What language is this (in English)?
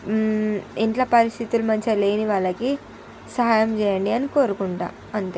Telugu